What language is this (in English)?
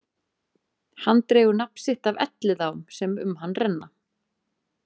Icelandic